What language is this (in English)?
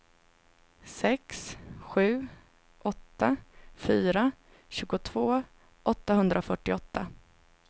Swedish